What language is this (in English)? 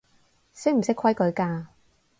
Cantonese